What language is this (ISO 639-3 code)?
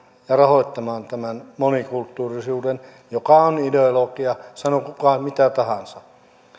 fin